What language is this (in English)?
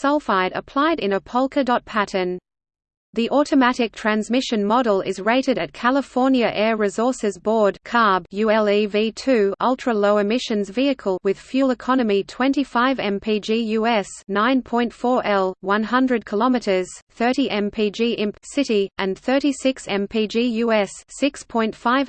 English